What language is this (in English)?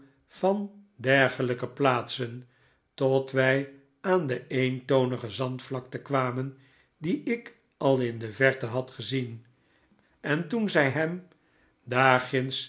Dutch